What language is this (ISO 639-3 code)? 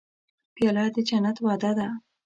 pus